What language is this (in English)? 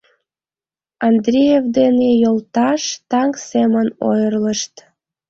Mari